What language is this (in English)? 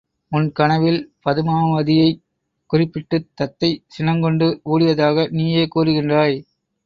Tamil